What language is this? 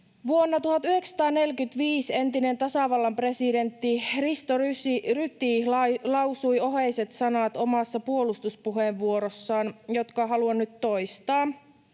Finnish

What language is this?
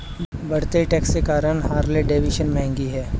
Hindi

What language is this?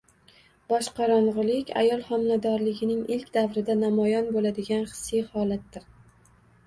Uzbek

